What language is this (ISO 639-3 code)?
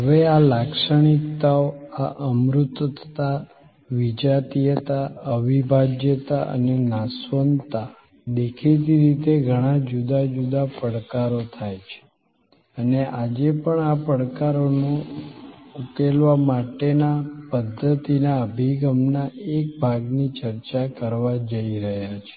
guj